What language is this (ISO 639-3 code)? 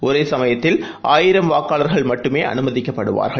tam